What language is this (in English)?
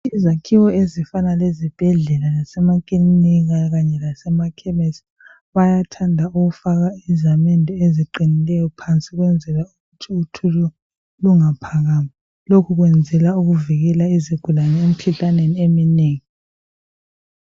North Ndebele